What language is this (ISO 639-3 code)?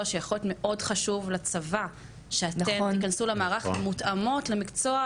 heb